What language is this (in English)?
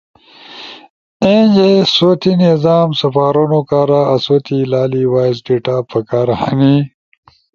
Ushojo